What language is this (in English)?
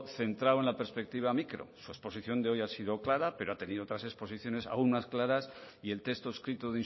Spanish